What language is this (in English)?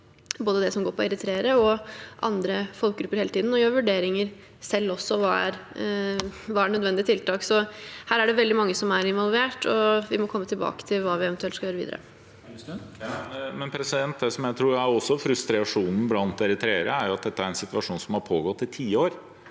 Norwegian